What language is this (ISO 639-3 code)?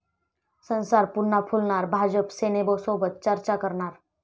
mar